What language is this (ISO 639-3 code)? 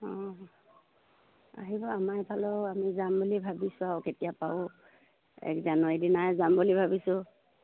asm